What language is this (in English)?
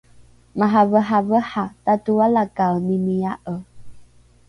Rukai